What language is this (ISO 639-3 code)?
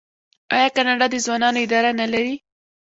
pus